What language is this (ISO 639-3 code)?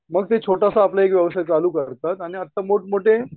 mar